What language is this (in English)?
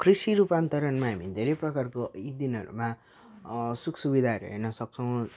Nepali